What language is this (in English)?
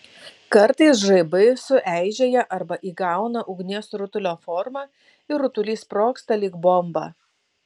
Lithuanian